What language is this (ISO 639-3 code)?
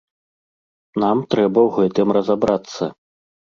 bel